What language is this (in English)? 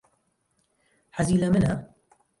Central Kurdish